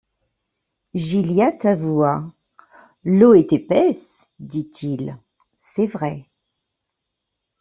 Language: French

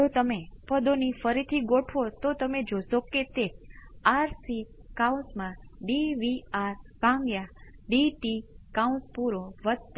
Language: Gujarati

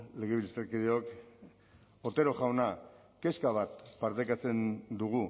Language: Basque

